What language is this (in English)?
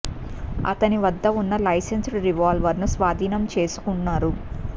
Telugu